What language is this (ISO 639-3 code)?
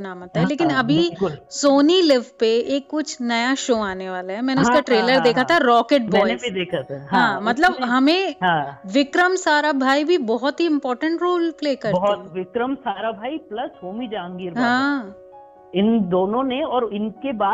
hin